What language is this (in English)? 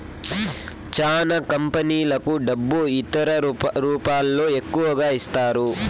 Telugu